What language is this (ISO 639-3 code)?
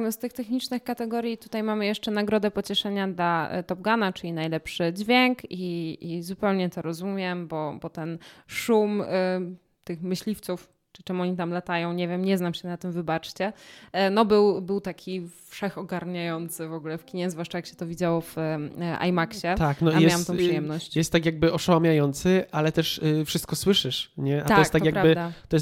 pol